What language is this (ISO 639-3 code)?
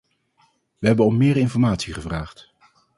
nld